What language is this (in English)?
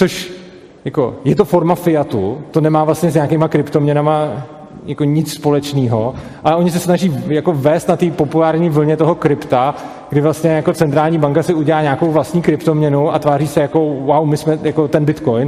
Czech